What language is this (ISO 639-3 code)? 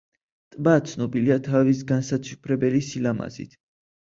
kat